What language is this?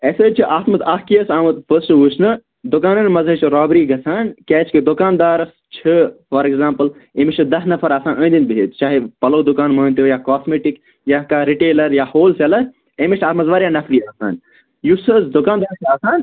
Kashmiri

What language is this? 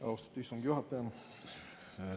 Estonian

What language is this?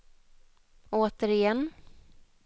Swedish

